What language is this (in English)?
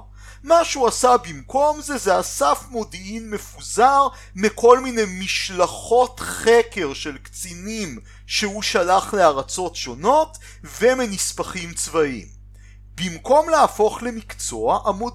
Hebrew